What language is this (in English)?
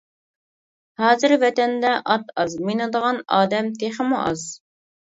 Uyghur